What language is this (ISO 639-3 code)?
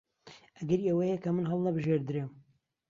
ckb